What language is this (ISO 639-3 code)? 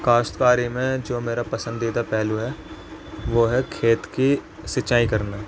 urd